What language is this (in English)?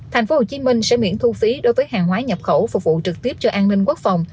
Vietnamese